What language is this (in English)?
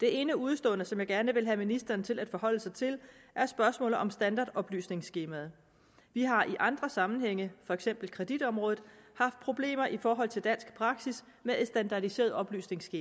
Danish